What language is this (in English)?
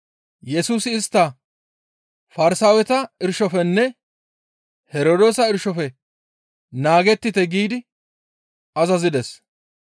Gamo